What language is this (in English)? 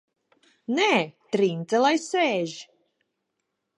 Latvian